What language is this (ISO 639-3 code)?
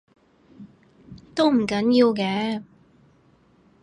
yue